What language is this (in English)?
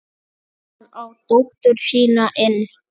Icelandic